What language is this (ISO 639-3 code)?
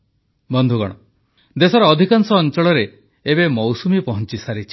ori